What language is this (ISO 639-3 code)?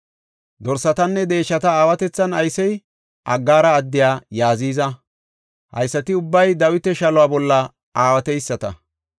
gof